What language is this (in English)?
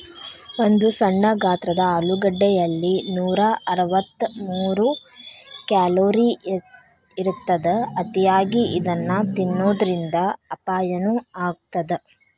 Kannada